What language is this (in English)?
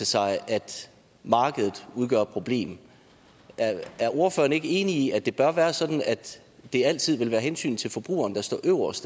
Danish